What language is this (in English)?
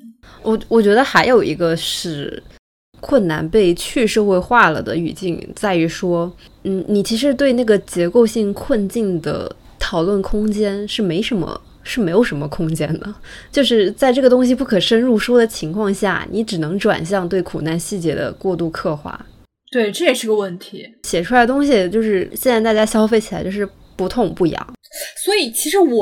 Chinese